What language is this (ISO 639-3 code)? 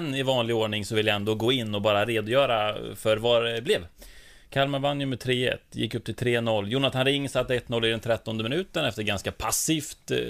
swe